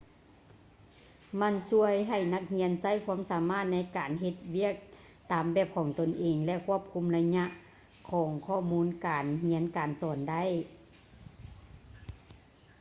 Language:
Lao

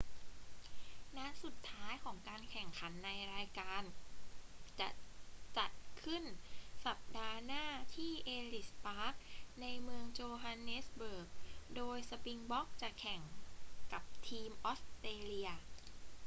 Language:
Thai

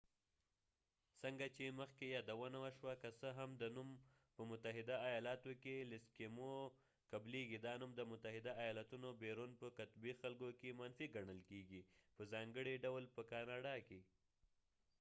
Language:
Pashto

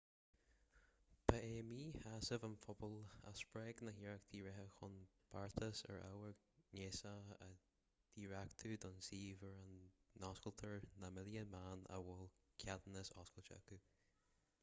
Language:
Irish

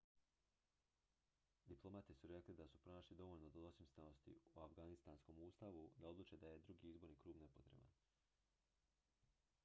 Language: Croatian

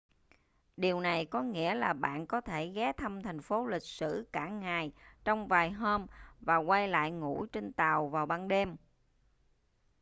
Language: Vietnamese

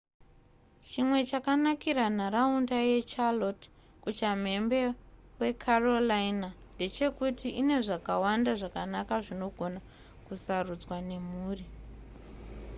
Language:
Shona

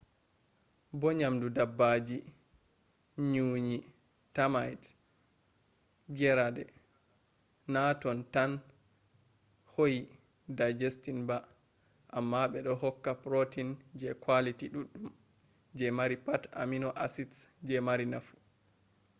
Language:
Fula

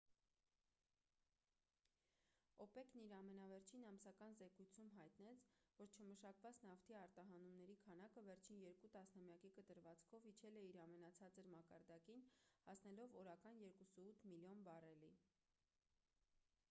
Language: Armenian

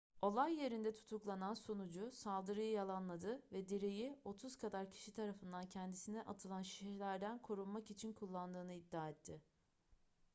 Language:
Turkish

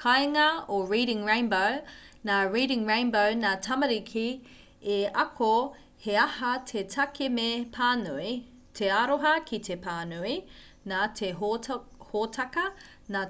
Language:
Māori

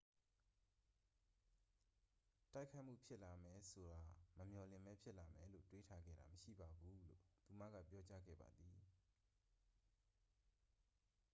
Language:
Burmese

